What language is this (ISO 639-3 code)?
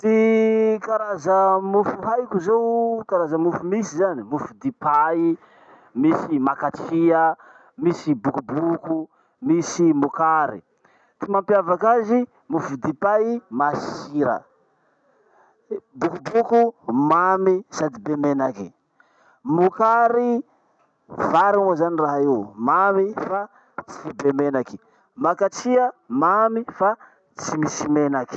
msh